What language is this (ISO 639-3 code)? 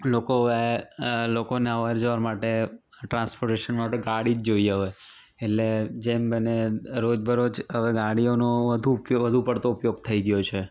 guj